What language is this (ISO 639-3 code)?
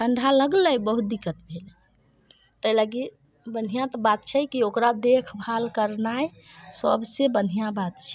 mai